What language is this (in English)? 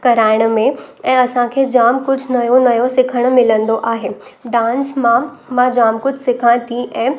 Sindhi